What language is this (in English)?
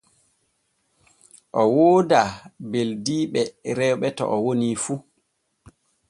Borgu Fulfulde